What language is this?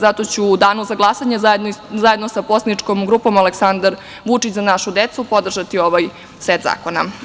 Serbian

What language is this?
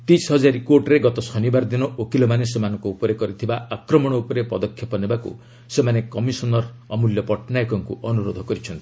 Odia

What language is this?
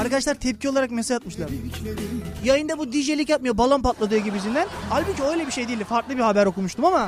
Turkish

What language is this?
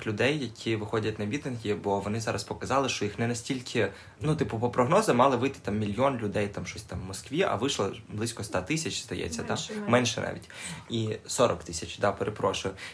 Ukrainian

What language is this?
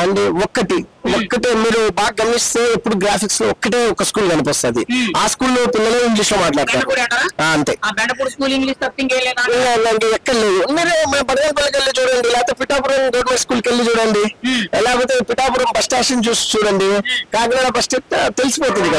Telugu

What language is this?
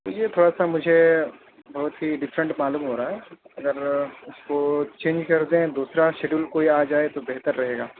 Urdu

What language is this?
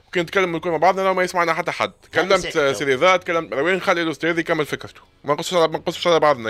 Arabic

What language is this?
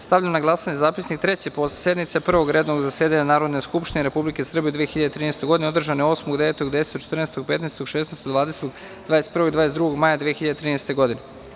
Serbian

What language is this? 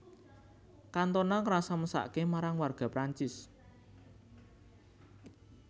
Javanese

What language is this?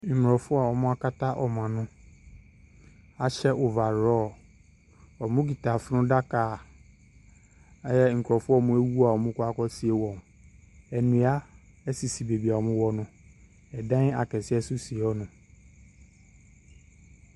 Akan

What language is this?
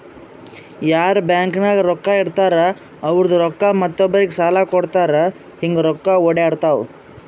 Kannada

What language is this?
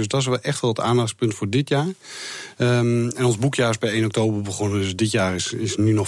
Dutch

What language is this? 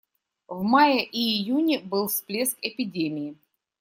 Russian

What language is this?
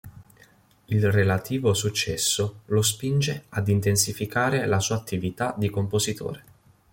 Italian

